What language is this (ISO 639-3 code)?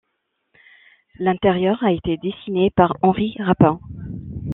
fra